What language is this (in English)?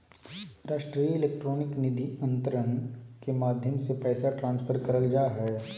Magahi